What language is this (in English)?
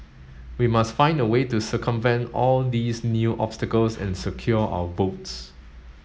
English